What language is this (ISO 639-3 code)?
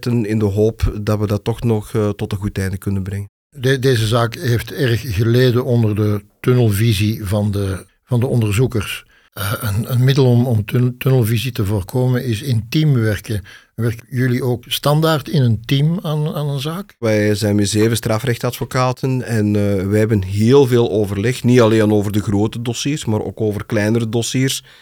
nld